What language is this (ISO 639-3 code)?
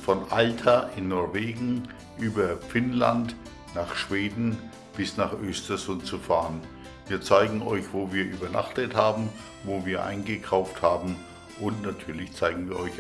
deu